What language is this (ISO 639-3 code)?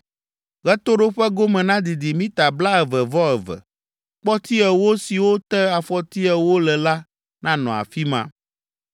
ewe